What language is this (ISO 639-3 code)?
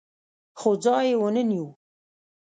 pus